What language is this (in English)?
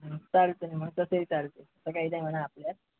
Marathi